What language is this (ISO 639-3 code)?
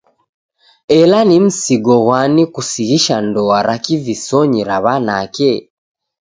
dav